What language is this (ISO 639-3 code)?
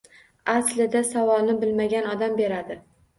uzb